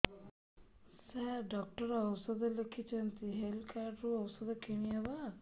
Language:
Odia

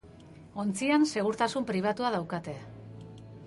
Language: Basque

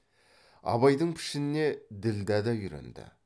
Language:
Kazakh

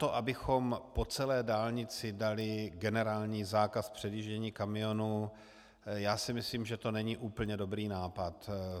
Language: Czech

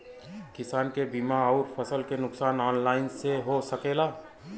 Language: Bhojpuri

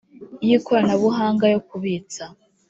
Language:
Kinyarwanda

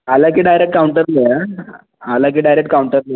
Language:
Marathi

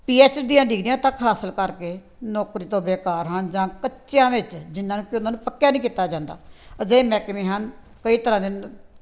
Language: Punjabi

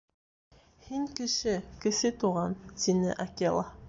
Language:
Bashkir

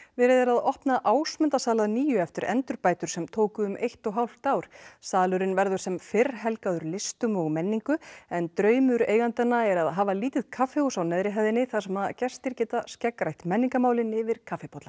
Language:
Icelandic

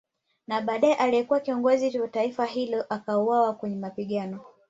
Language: Swahili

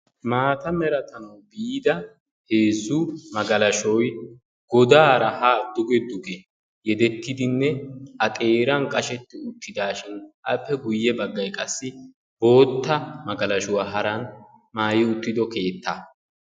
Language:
Wolaytta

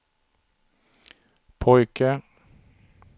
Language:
Swedish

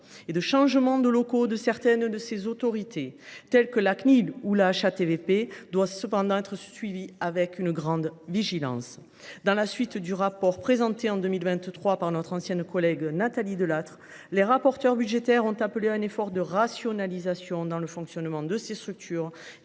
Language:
French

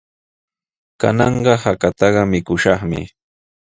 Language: Sihuas Ancash Quechua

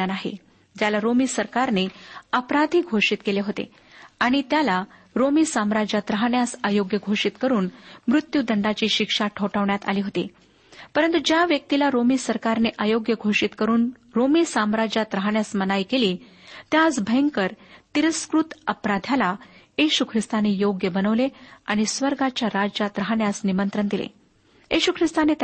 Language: Marathi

